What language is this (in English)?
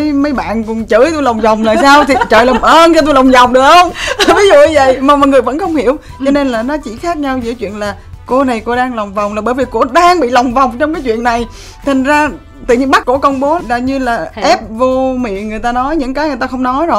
Vietnamese